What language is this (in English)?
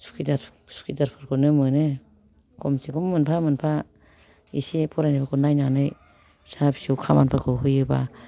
Bodo